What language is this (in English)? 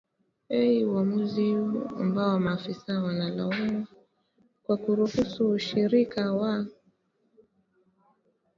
Swahili